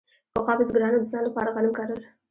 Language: Pashto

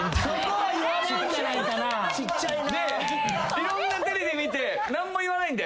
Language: Japanese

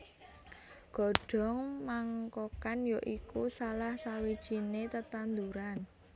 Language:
Javanese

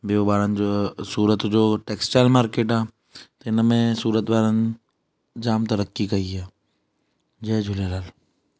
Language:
Sindhi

